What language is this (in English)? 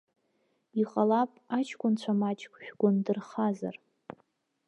Abkhazian